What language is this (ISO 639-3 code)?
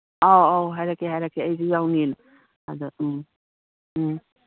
mni